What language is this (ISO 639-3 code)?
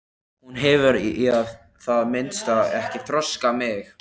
isl